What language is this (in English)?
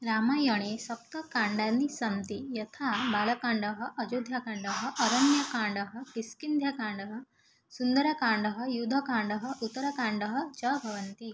Sanskrit